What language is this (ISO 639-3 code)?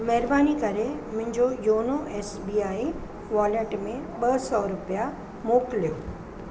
snd